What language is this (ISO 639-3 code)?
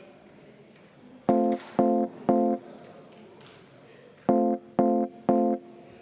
est